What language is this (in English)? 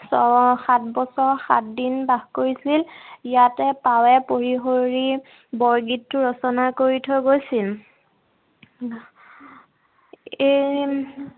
Assamese